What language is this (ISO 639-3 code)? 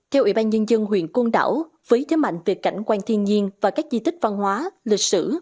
vie